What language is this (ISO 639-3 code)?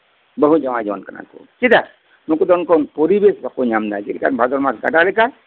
sat